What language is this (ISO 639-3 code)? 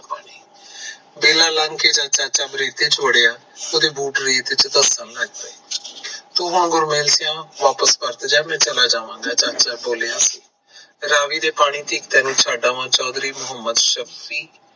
pan